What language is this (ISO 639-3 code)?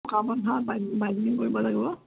asm